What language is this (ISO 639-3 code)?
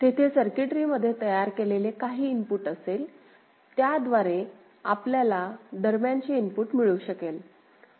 mar